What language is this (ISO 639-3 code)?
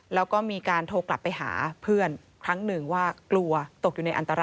tha